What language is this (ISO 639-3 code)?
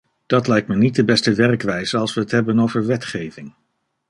nld